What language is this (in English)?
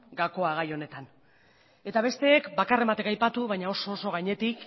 Basque